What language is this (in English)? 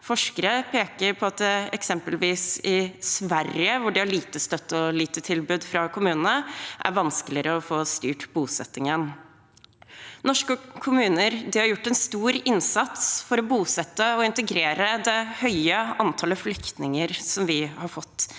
Norwegian